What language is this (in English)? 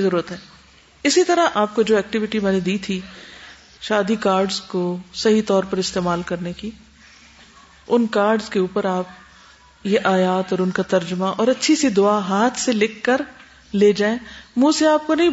Urdu